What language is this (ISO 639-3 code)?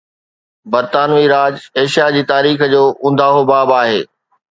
snd